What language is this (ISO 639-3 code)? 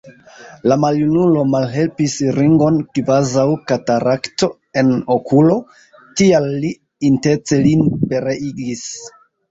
epo